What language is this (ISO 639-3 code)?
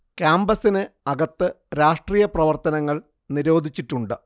mal